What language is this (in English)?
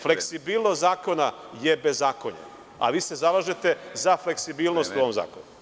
Serbian